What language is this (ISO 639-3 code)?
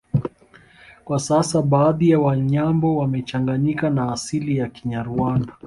swa